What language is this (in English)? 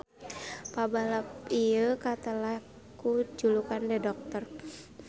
Sundanese